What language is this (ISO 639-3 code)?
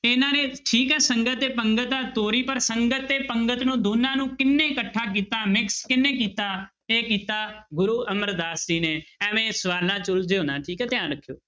pan